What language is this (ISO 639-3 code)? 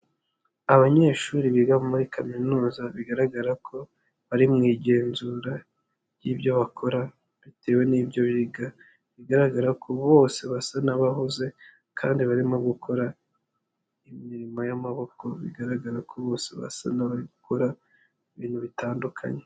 kin